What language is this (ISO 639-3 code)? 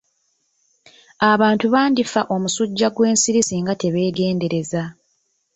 lug